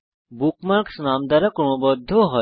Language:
Bangla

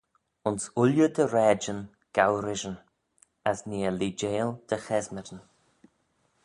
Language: Manx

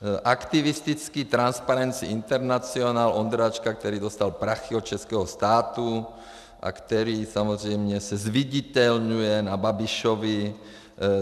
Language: Czech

